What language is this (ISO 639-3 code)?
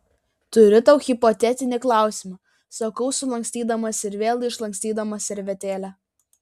lit